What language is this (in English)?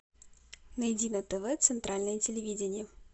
Russian